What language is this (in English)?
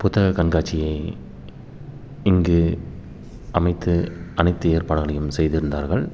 Tamil